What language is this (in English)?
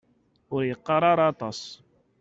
Kabyle